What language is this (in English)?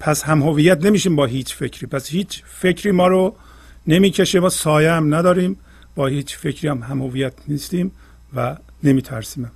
Persian